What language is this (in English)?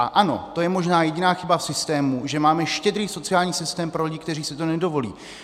Czech